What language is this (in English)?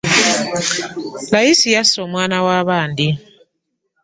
Ganda